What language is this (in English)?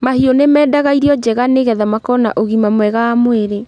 Kikuyu